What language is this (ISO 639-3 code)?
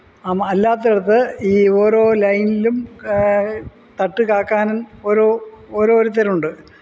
mal